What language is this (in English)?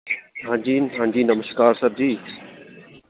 Dogri